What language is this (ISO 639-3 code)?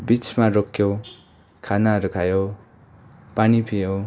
nep